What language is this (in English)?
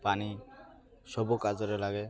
Odia